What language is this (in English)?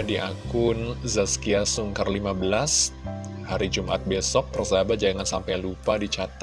Indonesian